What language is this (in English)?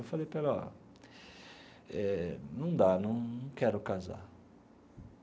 Portuguese